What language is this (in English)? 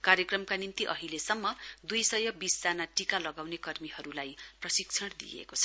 Nepali